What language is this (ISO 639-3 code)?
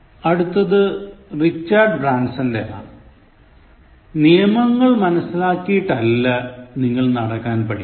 mal